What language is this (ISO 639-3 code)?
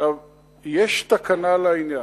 heb